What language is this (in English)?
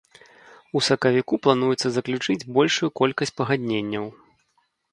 Belarusian